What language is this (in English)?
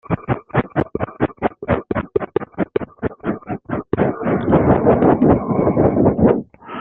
French